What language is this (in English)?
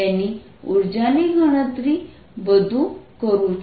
Gujarati